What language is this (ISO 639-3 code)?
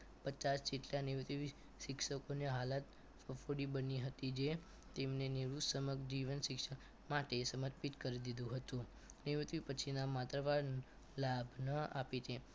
guj